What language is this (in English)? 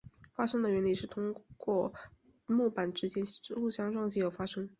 Chinese